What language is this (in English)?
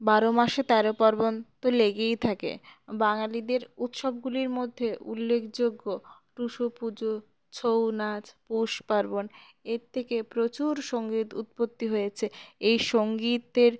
Bangla